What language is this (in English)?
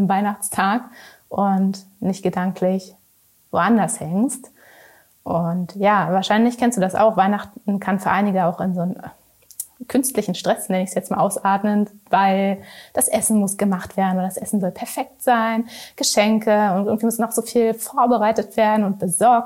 German